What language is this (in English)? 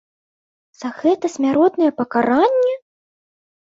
Belarusian